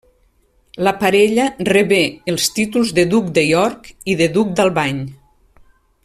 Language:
Catalan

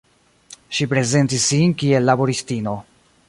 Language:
Esperanto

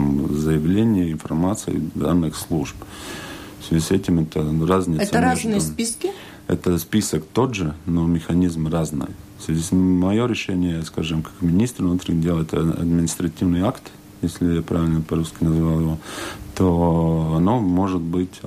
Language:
Russian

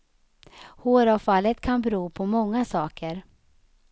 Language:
Swedish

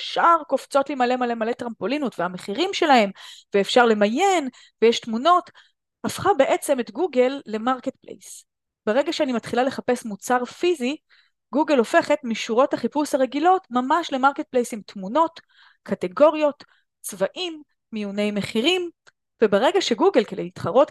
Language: Hebrew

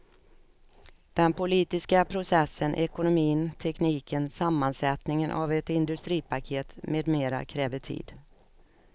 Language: Swedish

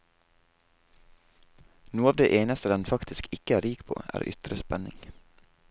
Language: Norwegian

